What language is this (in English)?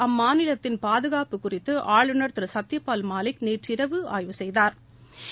Tamil